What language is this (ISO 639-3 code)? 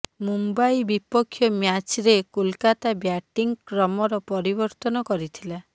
ori